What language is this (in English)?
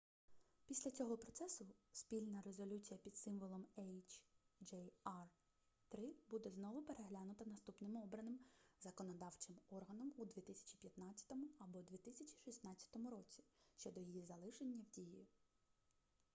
Ukrainian